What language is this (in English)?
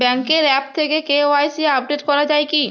Bangla